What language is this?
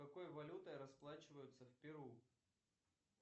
Russian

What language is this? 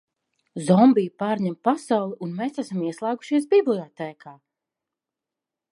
Latvian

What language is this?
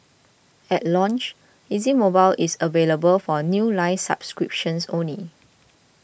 English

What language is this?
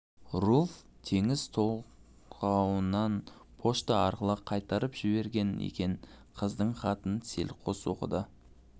Kazakh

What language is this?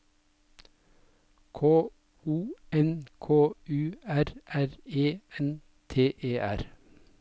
Norwegian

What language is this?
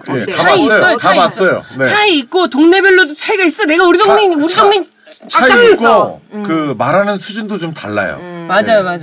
Korean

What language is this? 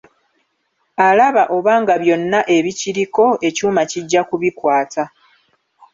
Ganda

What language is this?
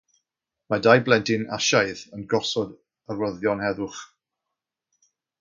Welsh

